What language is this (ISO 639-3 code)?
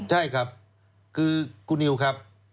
tha